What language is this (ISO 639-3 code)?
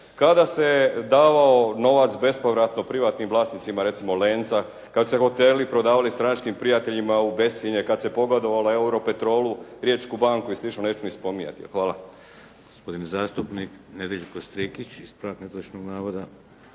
hrv